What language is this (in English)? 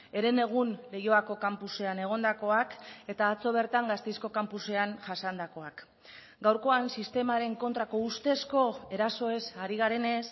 Basque